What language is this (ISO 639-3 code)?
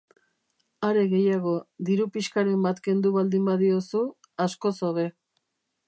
eus